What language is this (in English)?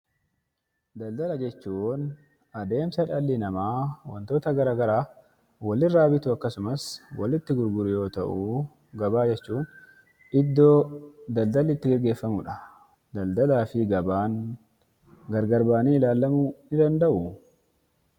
Oromo